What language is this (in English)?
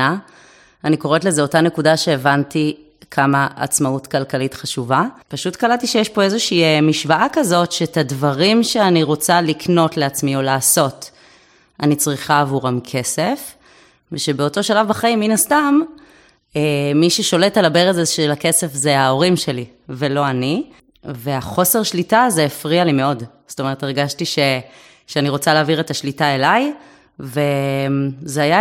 Hebrew